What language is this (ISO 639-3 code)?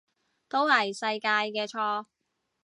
yue